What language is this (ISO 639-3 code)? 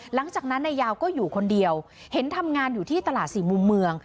tha